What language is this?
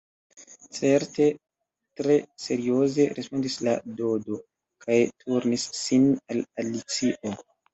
Esperanto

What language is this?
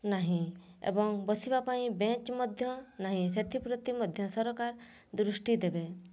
Odia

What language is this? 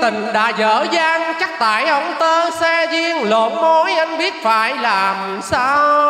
Vietnamese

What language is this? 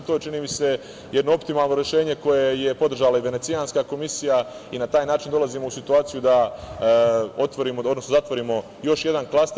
Serbian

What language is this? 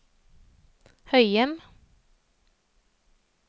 Norwegian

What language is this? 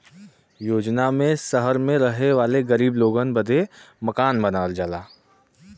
Bhojpuri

